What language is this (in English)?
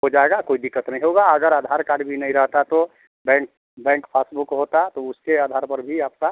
Hindi